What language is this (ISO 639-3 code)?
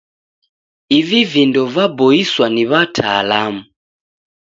dav